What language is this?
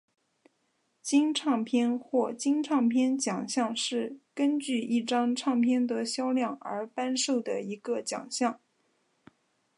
Chinese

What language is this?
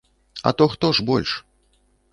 Belarusian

